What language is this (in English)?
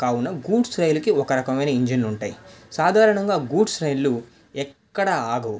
Telugu